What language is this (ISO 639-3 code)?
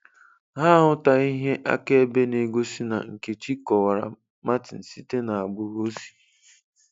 ibo